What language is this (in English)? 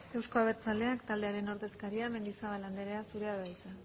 Basque